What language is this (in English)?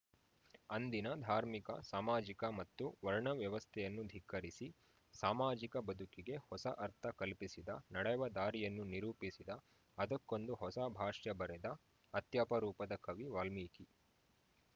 Kannada